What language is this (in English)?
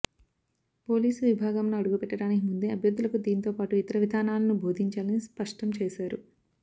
Telugu